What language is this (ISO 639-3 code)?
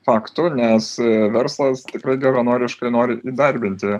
lit